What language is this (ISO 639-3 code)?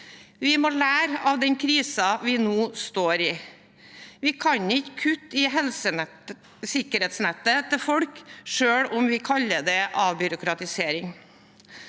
nor